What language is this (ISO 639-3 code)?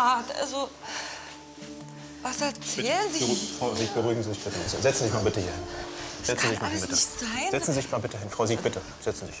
deu